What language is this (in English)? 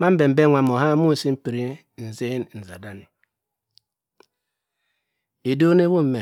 Cross River Mbembe